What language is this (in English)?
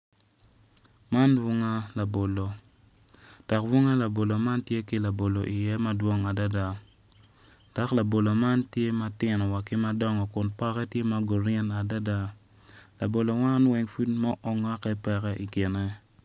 Acoli